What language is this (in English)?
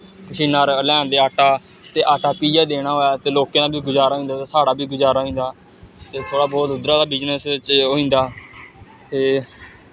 Dogri